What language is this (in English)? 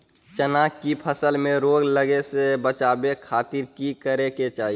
Magahi